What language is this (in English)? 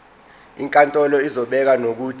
Zulu